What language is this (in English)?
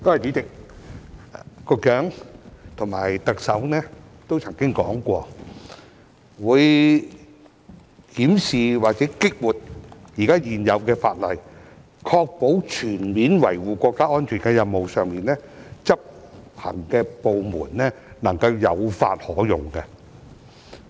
Cantonese